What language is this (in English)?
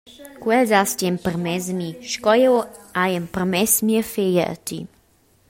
Romansh